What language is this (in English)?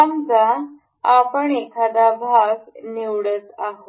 Marathi